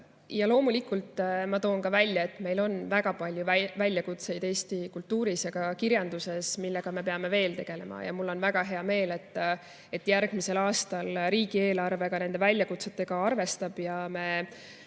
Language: Estonian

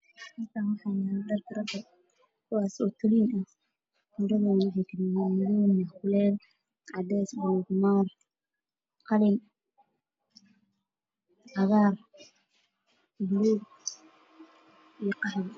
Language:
Somali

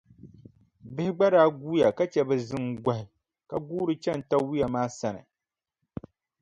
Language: Dagbani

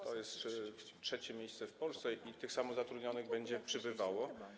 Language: Polish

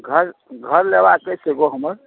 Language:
Maithili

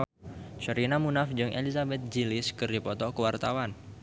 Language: Sundanese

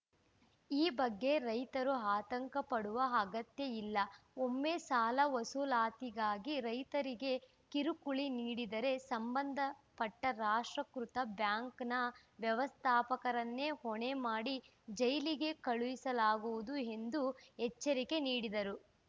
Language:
Kannada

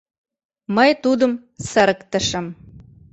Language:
Mari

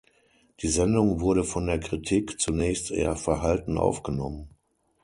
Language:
German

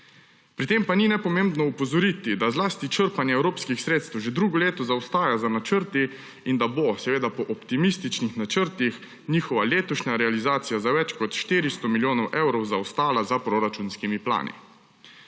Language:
Slovenian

